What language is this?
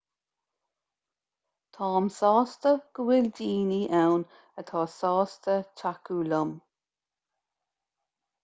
Irish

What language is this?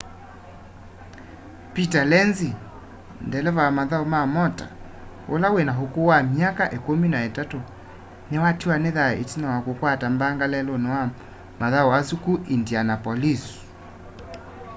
Kamba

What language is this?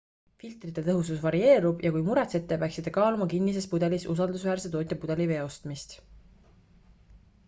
Estonian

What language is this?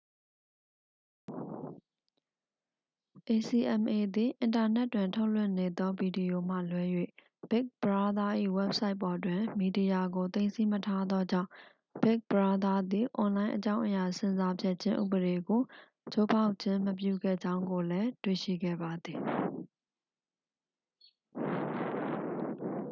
Burmese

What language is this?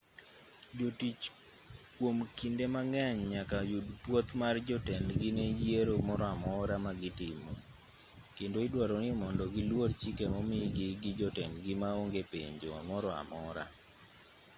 Luo (Kenya and Tanzania)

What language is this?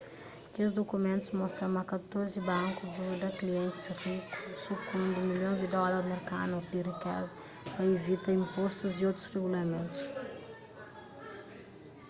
Kabuverdianu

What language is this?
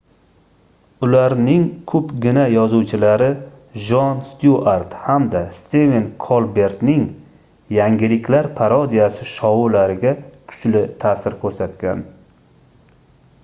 Uzbek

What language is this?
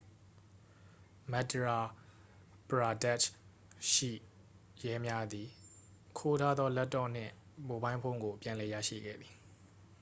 Burmese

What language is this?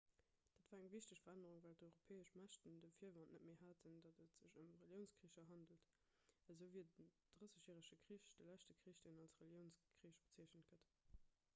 Luxembourgish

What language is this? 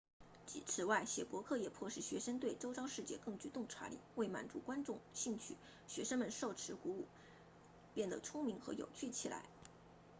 Chinese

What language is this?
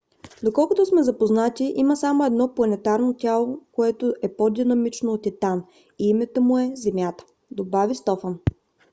Bulgarian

